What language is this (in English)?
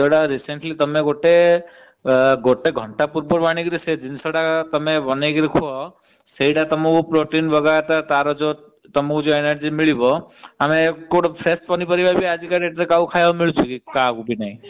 Odia